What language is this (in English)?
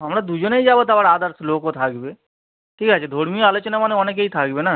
Bangla